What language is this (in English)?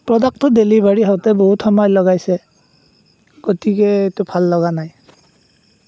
Assamese